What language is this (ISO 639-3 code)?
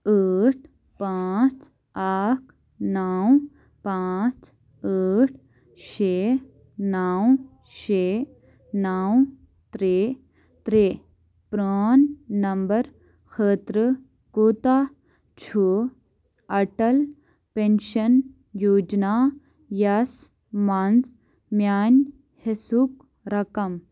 kas